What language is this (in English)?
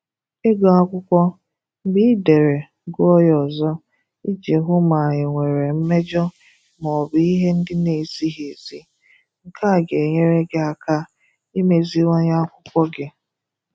Igbo